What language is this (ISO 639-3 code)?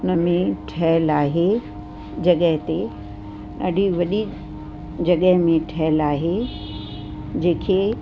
snd